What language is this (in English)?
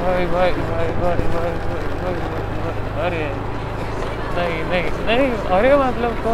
Marathi